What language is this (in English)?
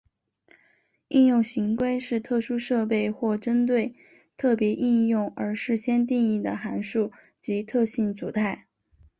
Chinese